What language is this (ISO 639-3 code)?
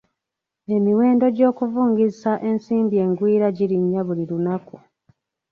lug